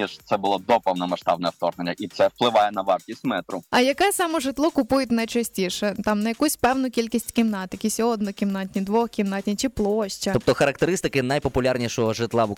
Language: Ukrainian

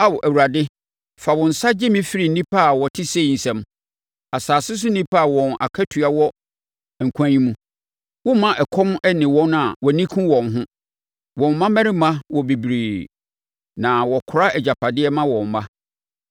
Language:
Akan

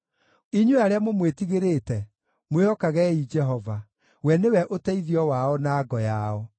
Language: Kikuyu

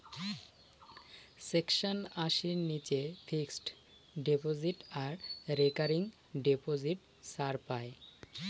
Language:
Bangla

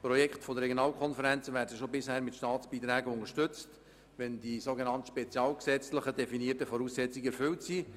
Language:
Swiss German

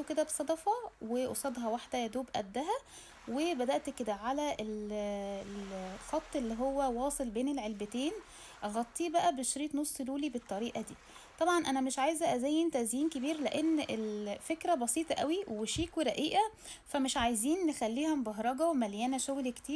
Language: Arabic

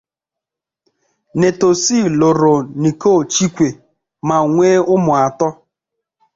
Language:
Igbo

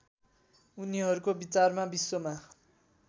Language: Nepali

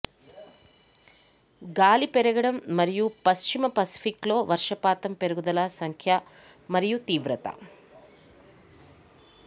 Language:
Telugu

